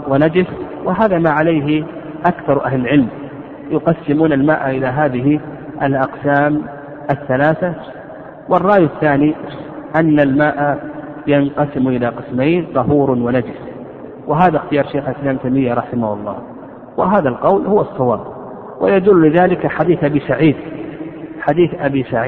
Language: Arabic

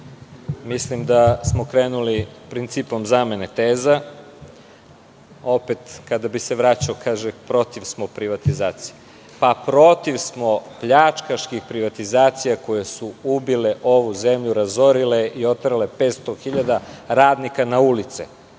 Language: Serbian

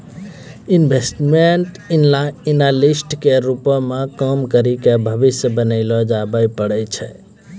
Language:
Maithili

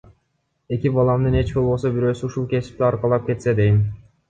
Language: Kyrgyz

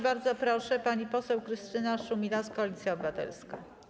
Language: Polish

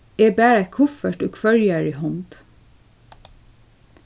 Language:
Faroese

